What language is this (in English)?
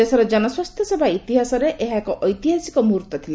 Odia